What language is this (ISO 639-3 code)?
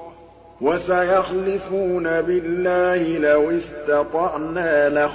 ara